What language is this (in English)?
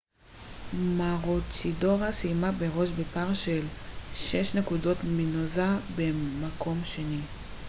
Hebrew